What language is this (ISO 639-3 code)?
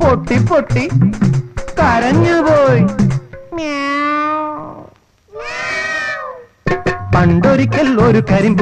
mal